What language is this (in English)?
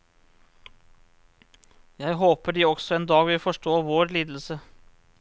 Norwegian